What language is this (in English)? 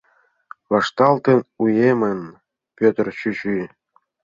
Mari